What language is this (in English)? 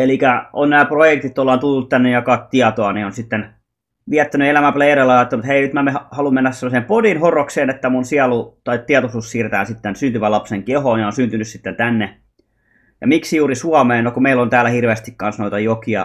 Finnish